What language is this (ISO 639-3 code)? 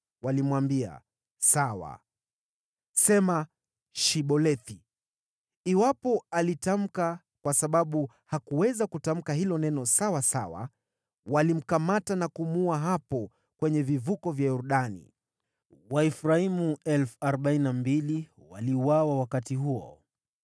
swa